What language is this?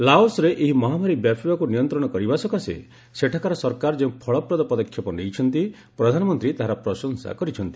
Odia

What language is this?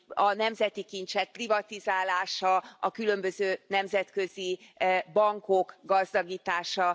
Hungarian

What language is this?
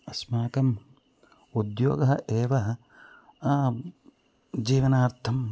Sanskrit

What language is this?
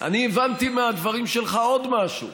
Hebrew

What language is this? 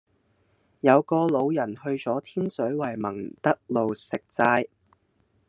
Cantonese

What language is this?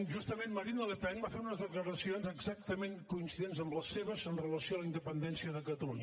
Catalan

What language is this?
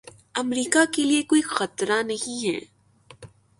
Urdu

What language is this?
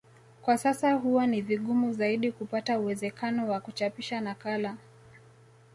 Swahili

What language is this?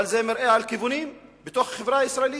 Hebrew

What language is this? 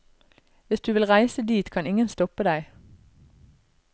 Norwegian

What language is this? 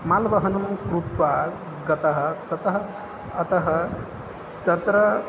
Sanskrit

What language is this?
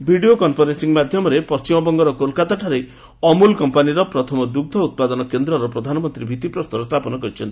Odia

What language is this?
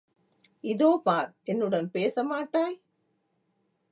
Tamil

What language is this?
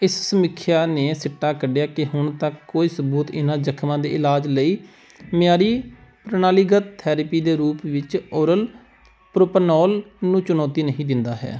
Punjabi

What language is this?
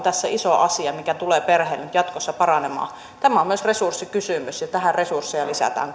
Finnish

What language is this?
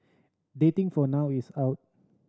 English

